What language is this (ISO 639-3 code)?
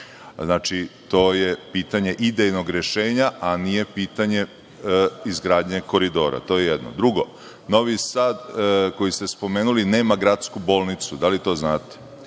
srp